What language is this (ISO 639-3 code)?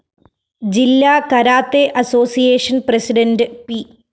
mal